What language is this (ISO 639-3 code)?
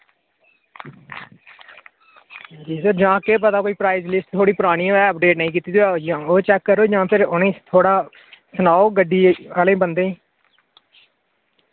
doi